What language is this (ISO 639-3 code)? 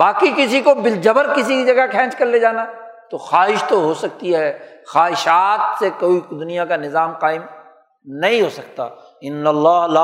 urd